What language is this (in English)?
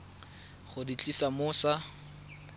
Tswana